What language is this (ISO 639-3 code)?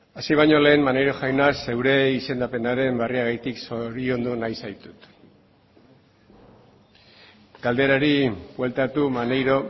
eus